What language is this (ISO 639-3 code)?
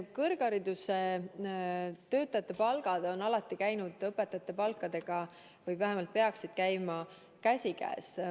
est